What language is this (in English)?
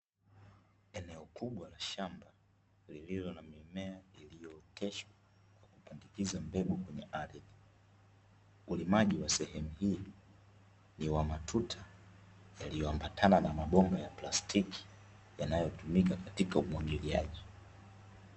Swahili